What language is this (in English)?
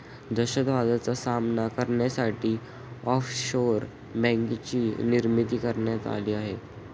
Marathi